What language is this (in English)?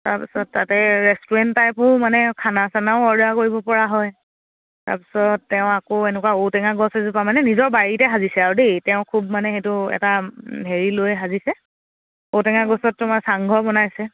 Assamese